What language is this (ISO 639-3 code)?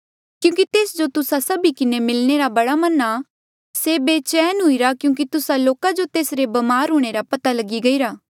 mjl